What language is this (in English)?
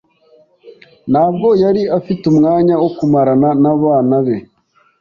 Kinyarwanda